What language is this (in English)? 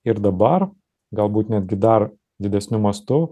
Lithuanian